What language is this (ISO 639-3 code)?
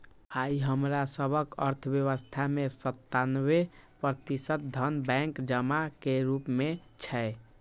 mai